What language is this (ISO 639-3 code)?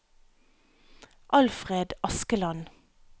nor